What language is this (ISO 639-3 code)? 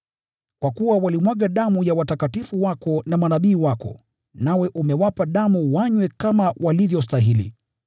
swa